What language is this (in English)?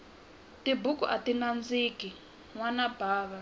Tsonga